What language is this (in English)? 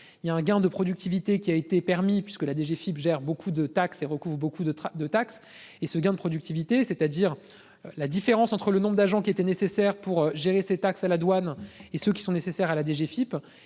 French